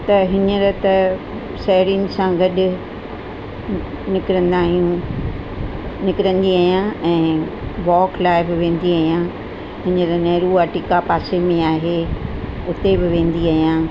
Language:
Sindhi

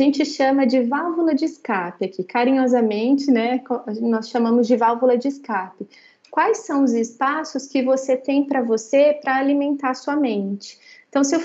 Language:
Portuguese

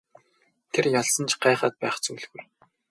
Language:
Mongolian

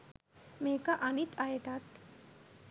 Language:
Sinhala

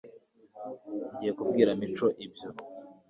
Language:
Kinyarwanda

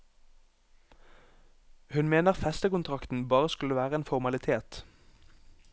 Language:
Norwegian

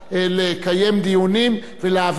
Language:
Hebrew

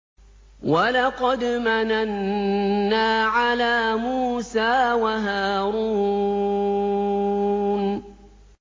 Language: Arabic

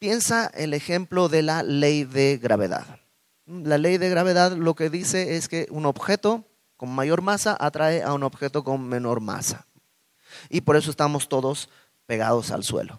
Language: Spanish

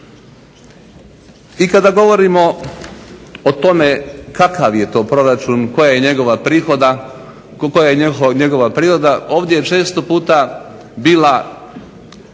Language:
Croatian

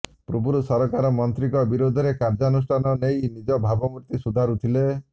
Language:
Odia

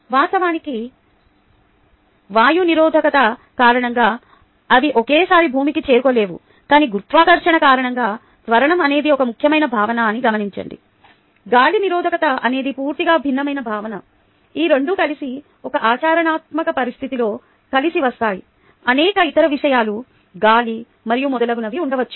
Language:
Telugu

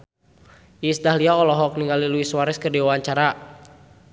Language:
Sundanese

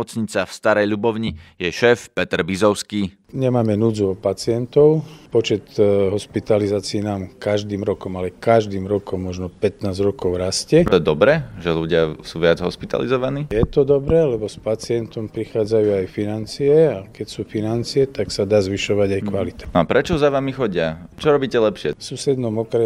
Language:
Slovak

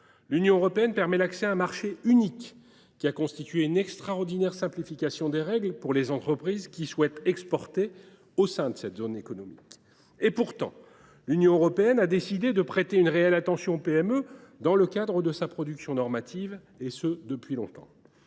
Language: French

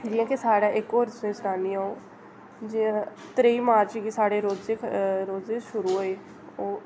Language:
Dogri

